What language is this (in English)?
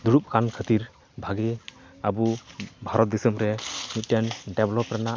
Santali